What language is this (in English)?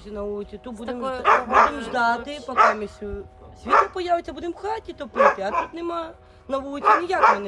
Ukrainian